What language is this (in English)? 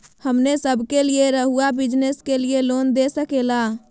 Magahi